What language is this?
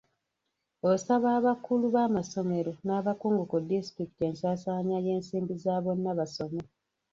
Ganda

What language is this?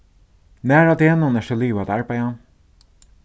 Faroese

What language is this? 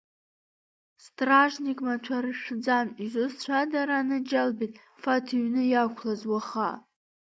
Abkhazian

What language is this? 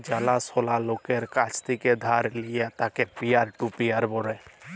Bangla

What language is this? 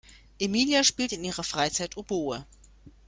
German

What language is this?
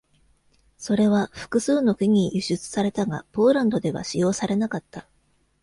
Japanese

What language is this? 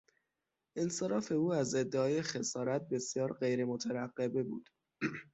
Persian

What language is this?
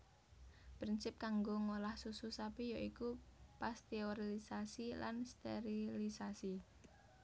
Javanese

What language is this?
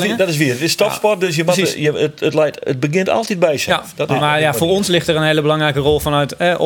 Dutch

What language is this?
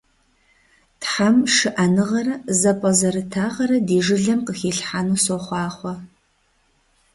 Kabardian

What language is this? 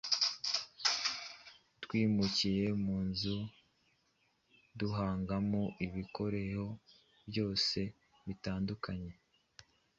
Kinyarwanda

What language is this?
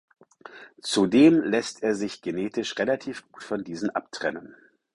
German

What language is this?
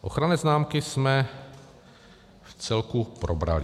Czech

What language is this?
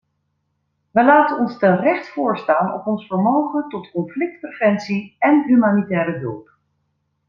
Dutch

